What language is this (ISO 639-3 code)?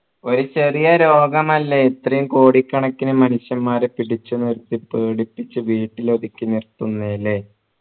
mal